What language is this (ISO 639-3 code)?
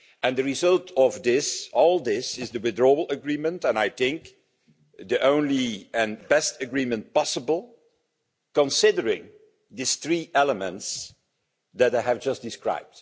eng